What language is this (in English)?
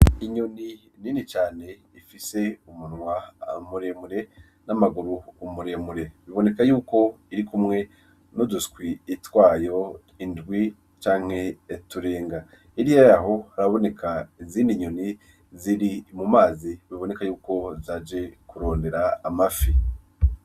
Rundi